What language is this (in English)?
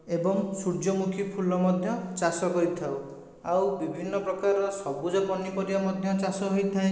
Odia